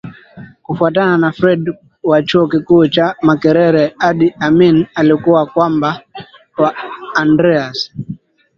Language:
Swahili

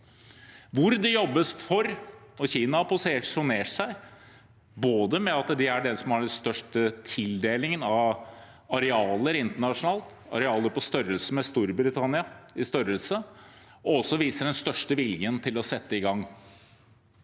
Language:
Norwegian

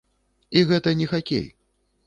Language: Belarusian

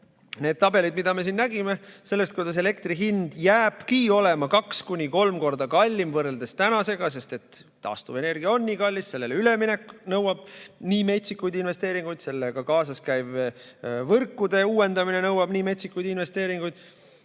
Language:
Estonian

